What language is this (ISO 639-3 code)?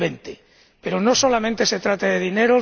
spa